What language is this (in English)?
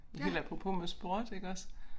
Danish